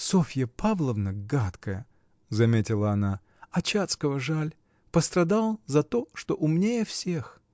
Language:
Russian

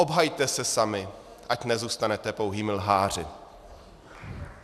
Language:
Czech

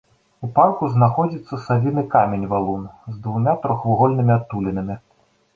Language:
Belarusian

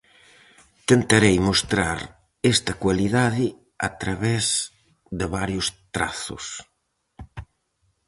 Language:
Galician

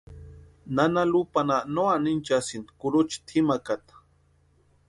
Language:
Western Highland Purepecha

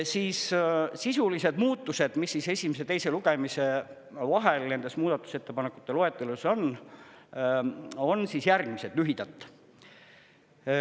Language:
Estonian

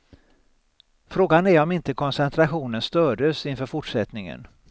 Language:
Swedish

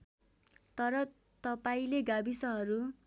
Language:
Nepali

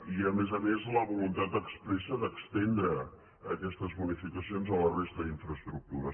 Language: Catalan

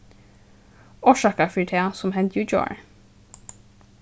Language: Faroese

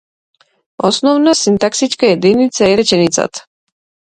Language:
Macedonian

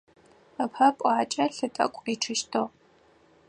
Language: Adyghe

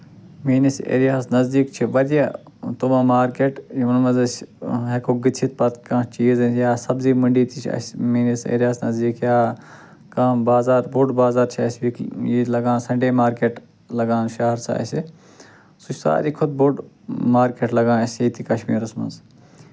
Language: Kashmiri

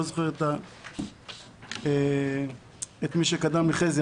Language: Hebrew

